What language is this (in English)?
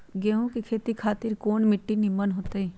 Magahi